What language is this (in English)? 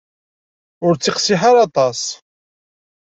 Kabyle